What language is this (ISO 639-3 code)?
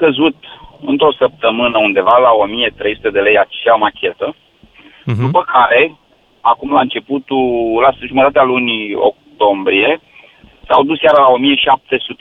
ron